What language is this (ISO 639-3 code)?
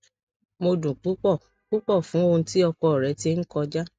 yor